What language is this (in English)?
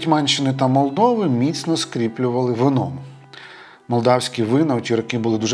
Ukrainian